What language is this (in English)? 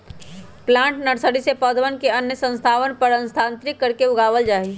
Magahi